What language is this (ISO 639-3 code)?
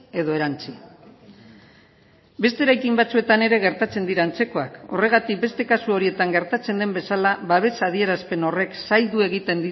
eus